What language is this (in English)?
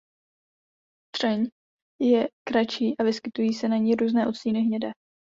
Czech